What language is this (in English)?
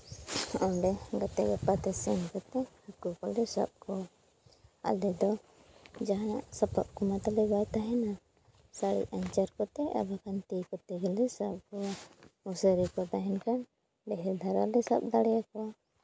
Santali